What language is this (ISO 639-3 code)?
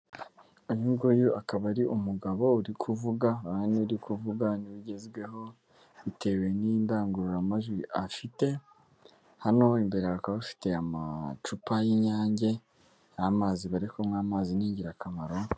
kin